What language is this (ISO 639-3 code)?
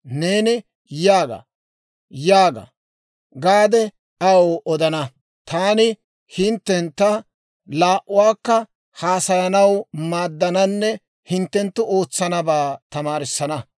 dwr